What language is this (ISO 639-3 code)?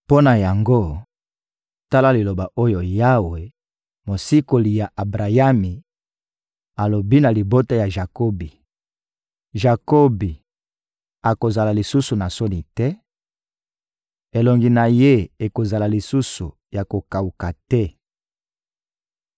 lin